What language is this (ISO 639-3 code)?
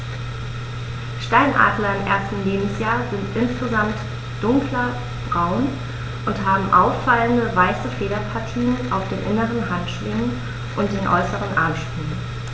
deu